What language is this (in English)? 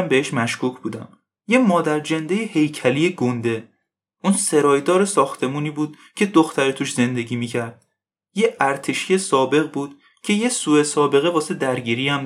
Persian